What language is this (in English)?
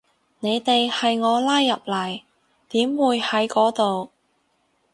Cantonese